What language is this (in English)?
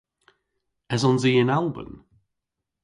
Cornish